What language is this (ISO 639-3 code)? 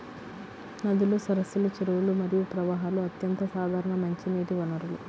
tel